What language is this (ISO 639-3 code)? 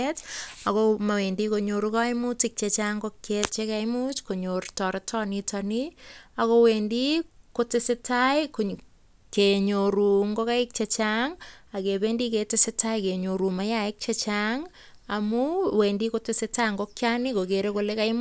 kln